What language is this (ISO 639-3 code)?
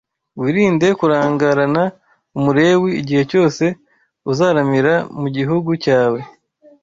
kin